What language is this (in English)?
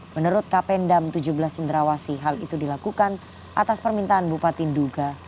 Indonesian